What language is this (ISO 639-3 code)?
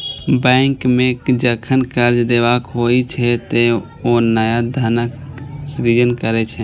mai